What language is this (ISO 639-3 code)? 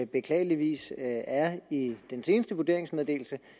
dan